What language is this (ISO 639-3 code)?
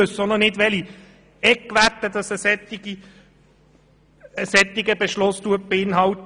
gsw